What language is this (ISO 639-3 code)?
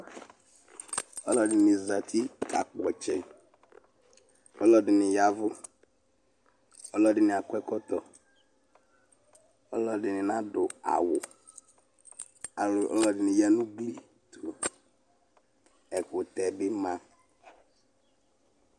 kpo